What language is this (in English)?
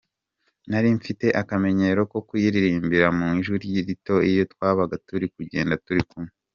Kinyarwanda